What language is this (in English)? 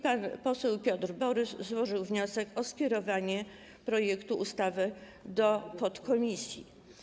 Polish